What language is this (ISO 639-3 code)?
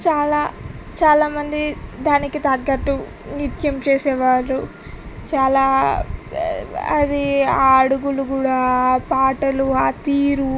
tel